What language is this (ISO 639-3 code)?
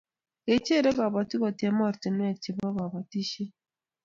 kln